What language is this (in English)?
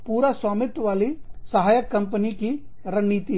Hindi